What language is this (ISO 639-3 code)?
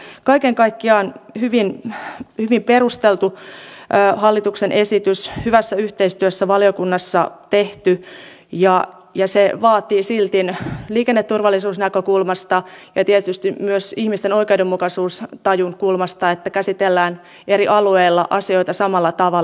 fin